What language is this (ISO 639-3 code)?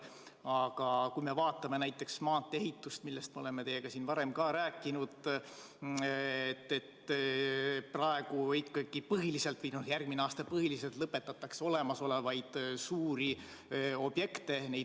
est